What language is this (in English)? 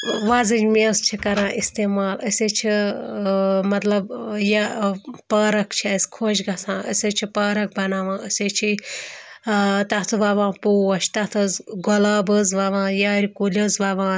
Kashmiri